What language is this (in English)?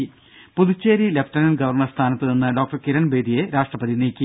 Malayalam